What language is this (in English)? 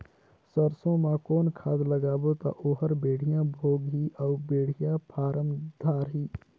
Chhattisgarhi